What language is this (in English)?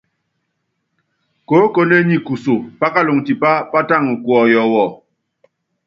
Yangben